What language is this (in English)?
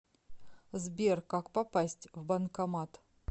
Russian